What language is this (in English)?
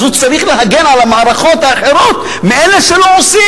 Hebrew